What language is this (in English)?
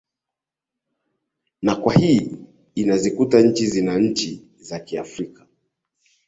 Swahili